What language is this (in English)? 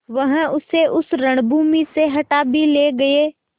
Hindi